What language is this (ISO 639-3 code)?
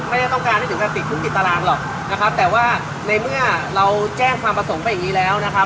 tha